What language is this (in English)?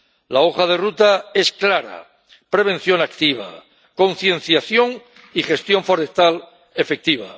Spanish